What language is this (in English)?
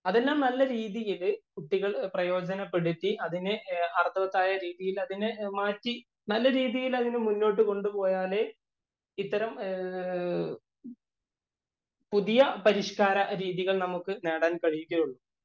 Malayalam